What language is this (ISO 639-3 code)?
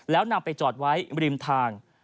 tha